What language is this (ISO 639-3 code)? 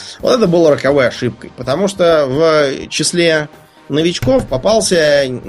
rus